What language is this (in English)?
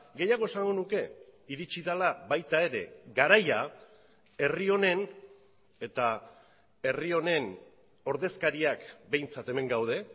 Basque